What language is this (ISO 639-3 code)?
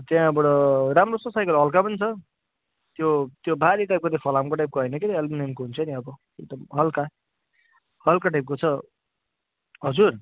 nep